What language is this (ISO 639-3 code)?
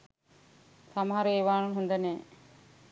sin